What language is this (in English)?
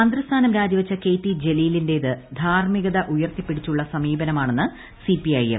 Malayalam